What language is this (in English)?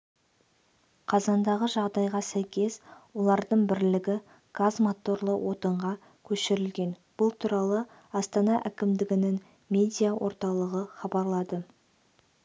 Kazakh